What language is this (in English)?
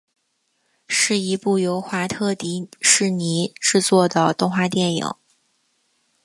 Chinese